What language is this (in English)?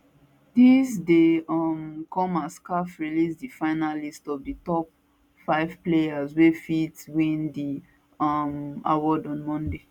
Nigerian Pidgin